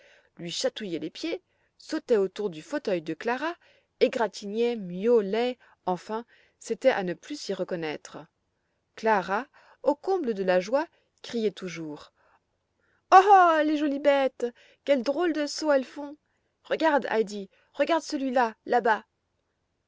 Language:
French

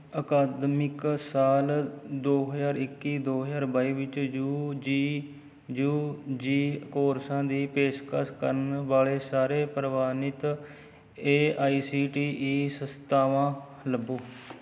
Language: Punjabi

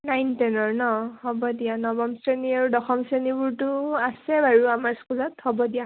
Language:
Assamese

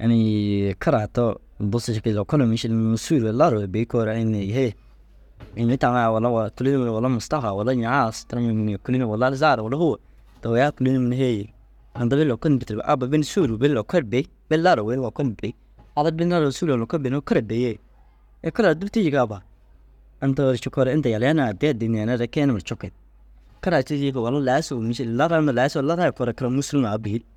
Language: Dazaga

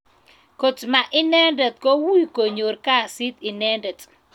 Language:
Kalenjin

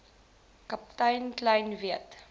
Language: Afrikaans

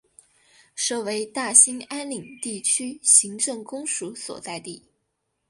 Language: Chinese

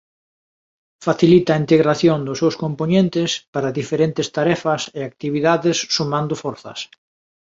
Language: Galician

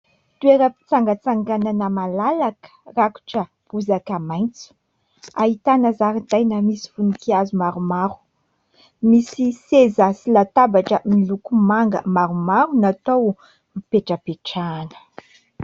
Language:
Malagasy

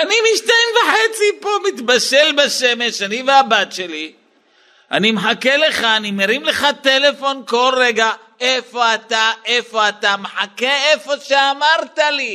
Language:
Hebrew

